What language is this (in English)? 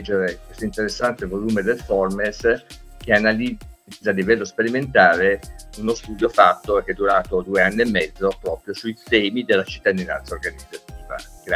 Italian